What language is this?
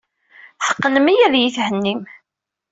Kabyle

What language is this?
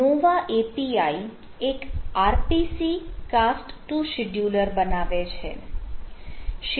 Gujarati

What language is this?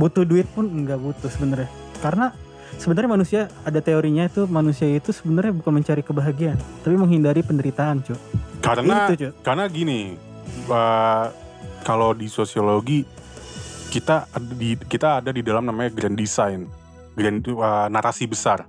Indonesian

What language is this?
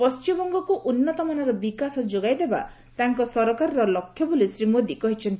Odia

